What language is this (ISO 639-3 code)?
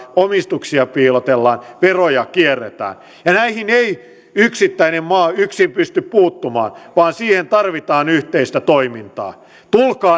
fin